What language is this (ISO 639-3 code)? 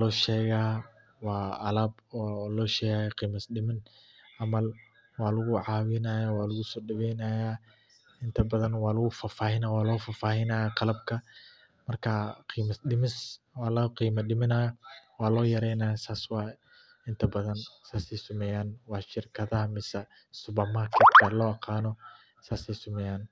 som